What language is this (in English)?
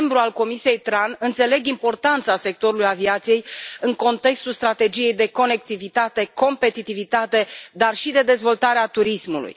Romanian